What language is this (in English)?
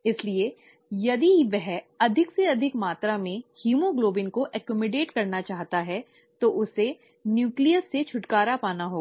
Hindi